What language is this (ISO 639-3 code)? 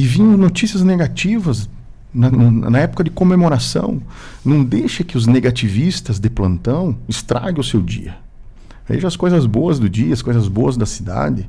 por